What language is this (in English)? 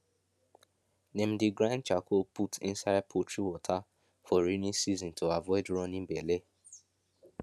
Nigerian Pidgin